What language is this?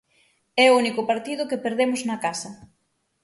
Galician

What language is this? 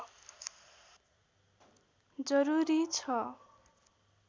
Nepali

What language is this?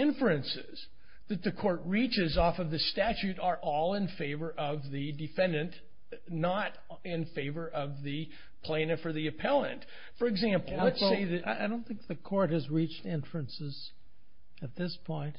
English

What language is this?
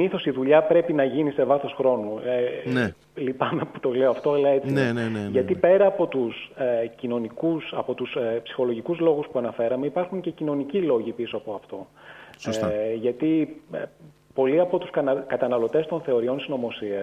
Greek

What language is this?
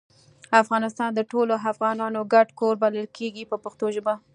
Pashto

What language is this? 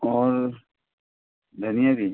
Hindi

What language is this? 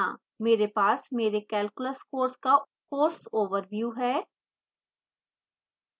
Hindi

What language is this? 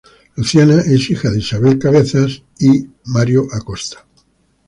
Spanish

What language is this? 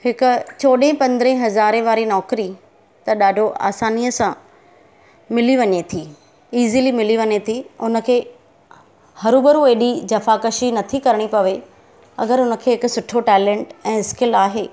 Sindhi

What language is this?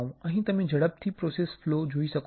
Gujarati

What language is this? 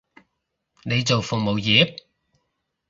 Cantonese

